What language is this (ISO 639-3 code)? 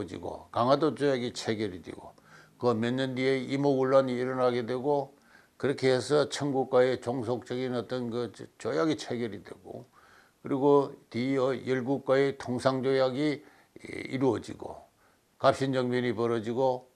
kor